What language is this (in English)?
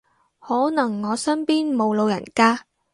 Cantonese